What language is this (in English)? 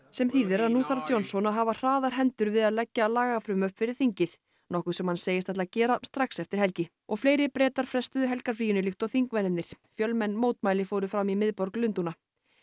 Icelandic